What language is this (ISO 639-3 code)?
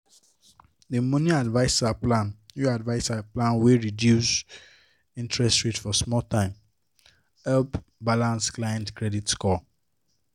pcm